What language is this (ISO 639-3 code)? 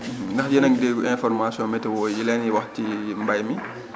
wol